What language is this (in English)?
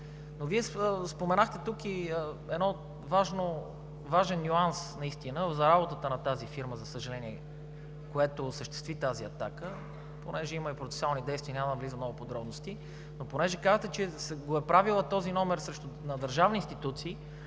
Bulgarian